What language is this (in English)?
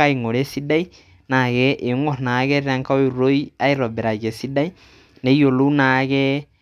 Masai